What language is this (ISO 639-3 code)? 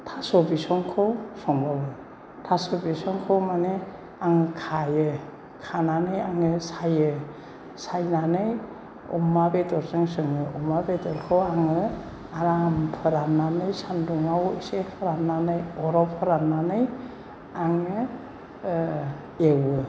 brx